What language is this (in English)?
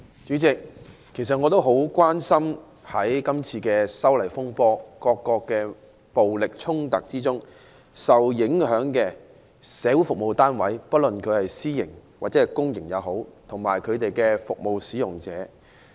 Cantonese